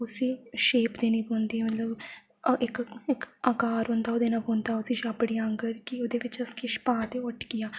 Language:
Dogri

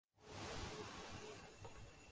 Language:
Urdu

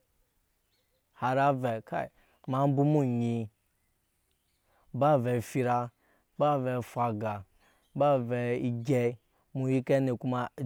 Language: Nyankpa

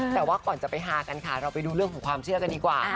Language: Thai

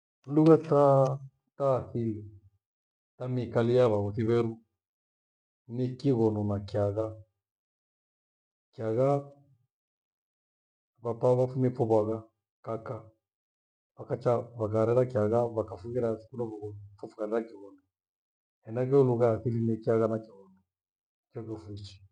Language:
Gweno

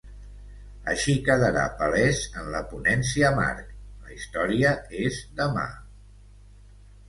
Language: Catalan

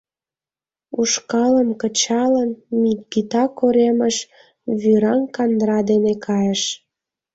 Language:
Mari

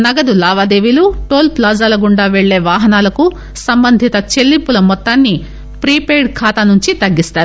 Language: Telugu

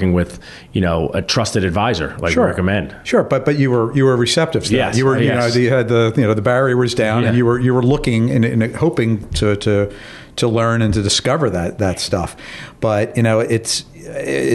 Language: English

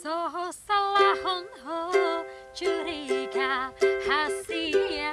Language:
Indonesian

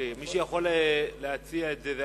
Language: Hebrew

